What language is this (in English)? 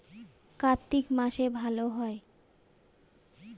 Bangla